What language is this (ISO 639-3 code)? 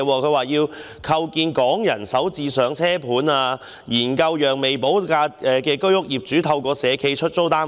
yue